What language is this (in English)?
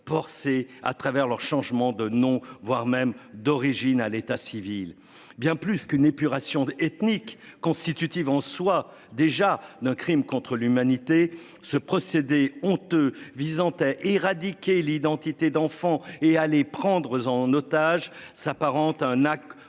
French